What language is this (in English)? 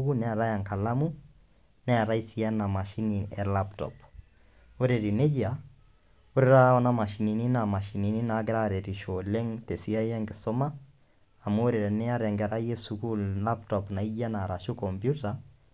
Masai